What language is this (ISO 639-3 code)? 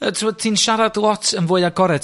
cym